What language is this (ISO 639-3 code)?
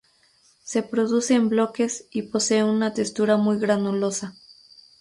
spa